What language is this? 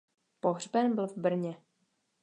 Czech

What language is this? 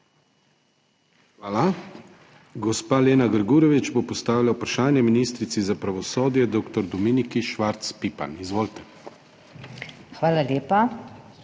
Slovenian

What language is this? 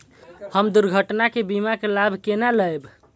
Maithili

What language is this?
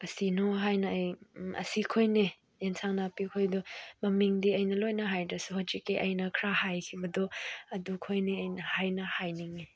Manipuri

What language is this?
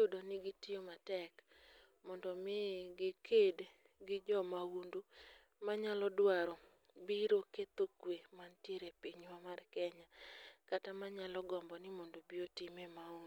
Luo (Kenya and Tanzania)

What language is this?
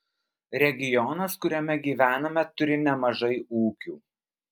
Lithuanian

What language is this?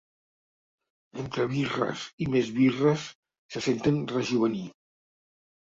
Catalan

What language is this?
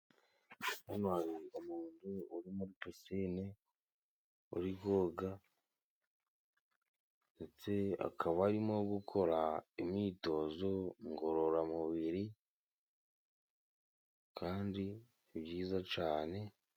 Kinyarwanda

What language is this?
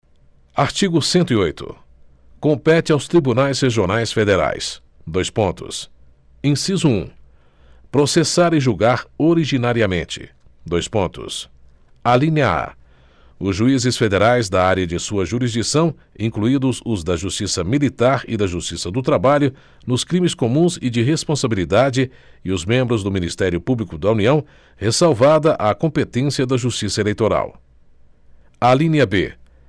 Portuguese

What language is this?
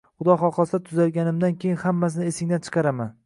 Uzbek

